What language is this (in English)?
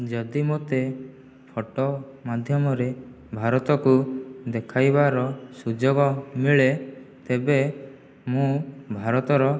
Odia